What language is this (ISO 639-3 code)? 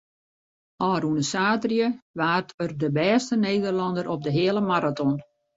fry